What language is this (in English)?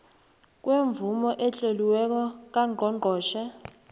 South Ndebele